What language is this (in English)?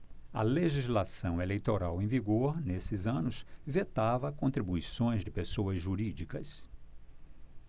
Portuguese